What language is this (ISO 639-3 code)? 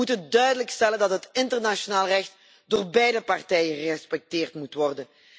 nld